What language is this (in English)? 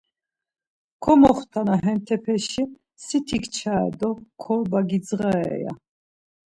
Laz